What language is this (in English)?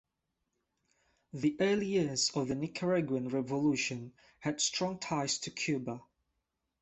English